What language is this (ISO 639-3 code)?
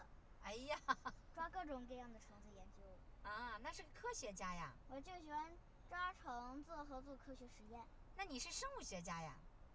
zho